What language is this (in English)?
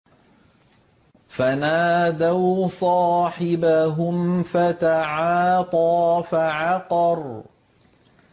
Arabic